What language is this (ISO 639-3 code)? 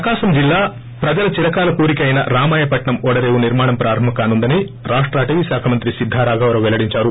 tel